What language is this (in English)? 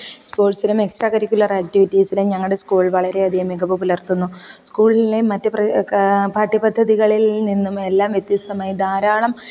Malayalam